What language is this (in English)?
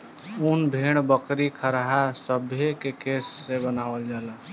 Bhojpuri